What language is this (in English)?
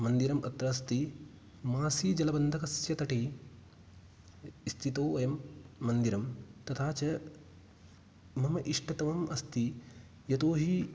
Sanskrit